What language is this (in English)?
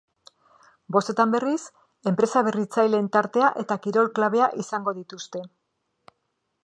Basque